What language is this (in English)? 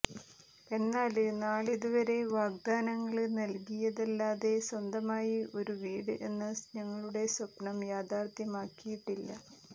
Malayalam